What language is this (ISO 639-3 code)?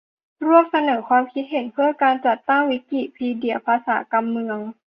tha